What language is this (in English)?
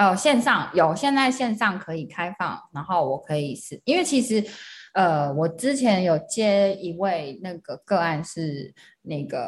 Chinese